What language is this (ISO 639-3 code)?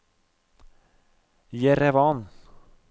nor